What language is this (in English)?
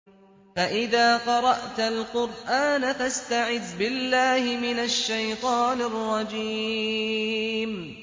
Arabic